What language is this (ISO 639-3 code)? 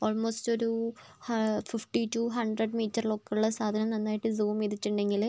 mal